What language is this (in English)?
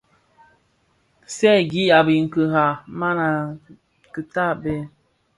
Bafia